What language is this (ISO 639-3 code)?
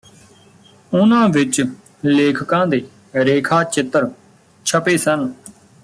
pan